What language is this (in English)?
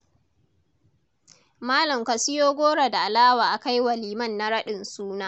Hausa